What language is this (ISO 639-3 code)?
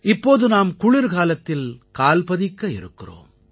tam